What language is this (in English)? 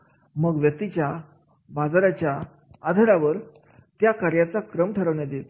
Marathi